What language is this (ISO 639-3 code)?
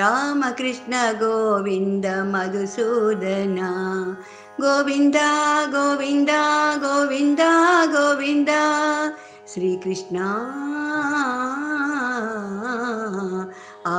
hin